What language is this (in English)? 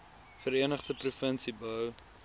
Afrikaans